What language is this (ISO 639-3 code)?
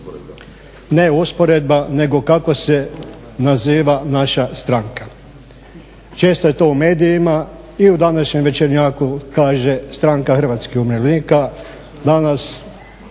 hrv